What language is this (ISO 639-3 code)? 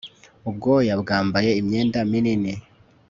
kin